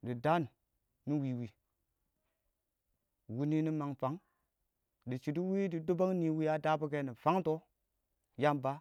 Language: Awak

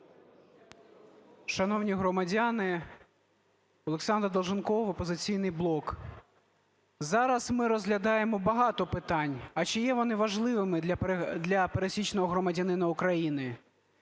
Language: Ukrainian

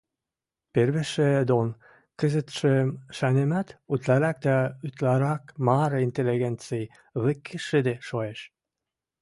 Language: Western Mari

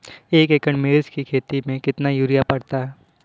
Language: Hindi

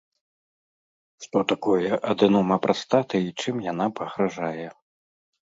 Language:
Belarusian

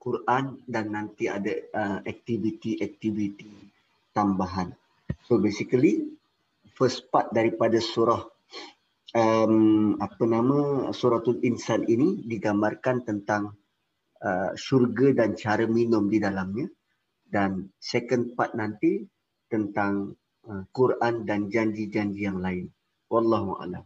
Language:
Malay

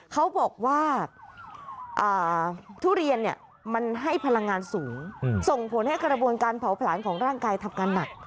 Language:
Thai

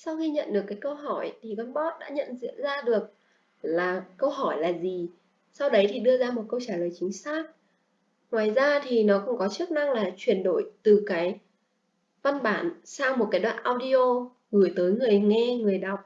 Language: Vietnamese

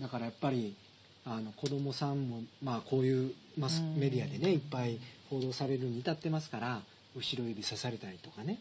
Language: Japanese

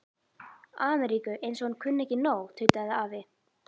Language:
Icelandic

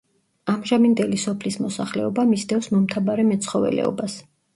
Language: Georgian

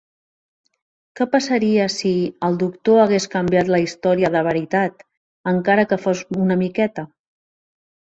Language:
Catalan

